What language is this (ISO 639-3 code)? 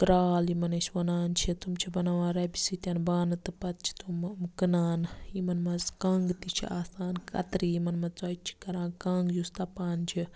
kas